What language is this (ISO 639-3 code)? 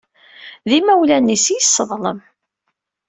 kab